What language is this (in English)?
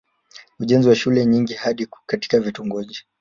Swahili